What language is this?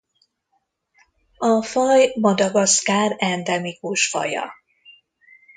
Hungarian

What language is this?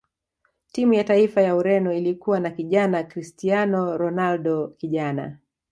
Swahili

